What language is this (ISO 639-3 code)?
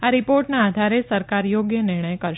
guj